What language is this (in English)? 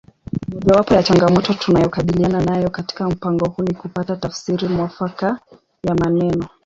Swahili